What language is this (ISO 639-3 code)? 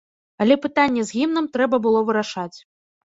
bel